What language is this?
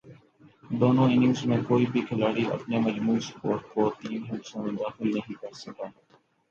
Urdu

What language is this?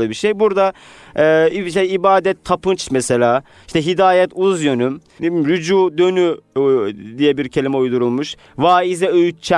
Turkish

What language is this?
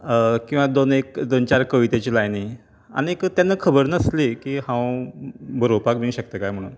Konkani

